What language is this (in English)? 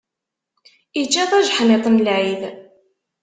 Kabyle